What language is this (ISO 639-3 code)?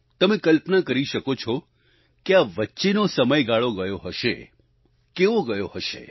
guj